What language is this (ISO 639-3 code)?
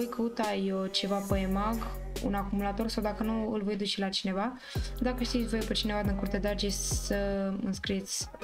ron